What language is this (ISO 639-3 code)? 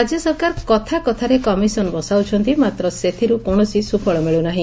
ori